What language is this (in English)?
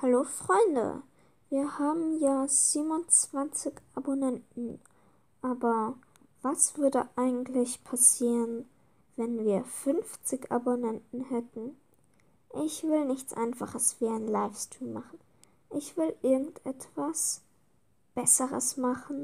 German